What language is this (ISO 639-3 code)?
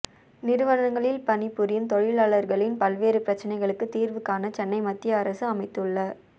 tam